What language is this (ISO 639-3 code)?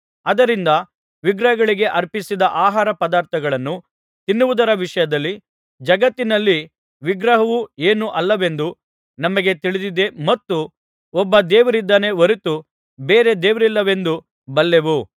kan